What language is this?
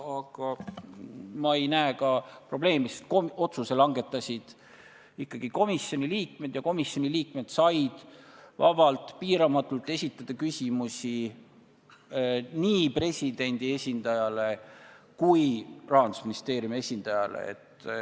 Estonian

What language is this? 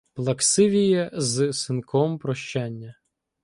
Ukrainian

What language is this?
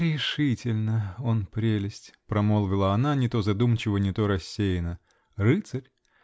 Russian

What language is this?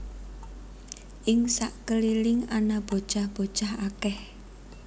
Javanese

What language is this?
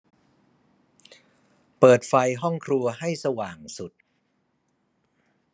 Thai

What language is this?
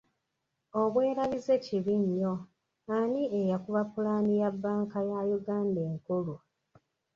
Ganda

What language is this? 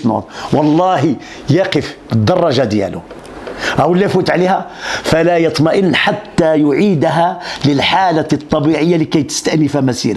Arabic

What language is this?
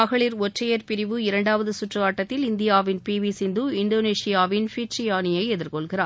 Tamil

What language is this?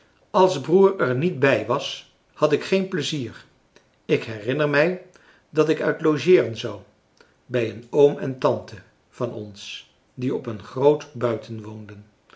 Dutch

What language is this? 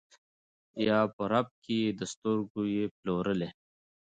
Pashto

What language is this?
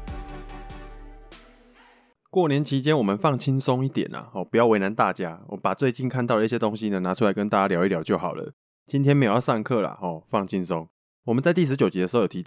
Chinese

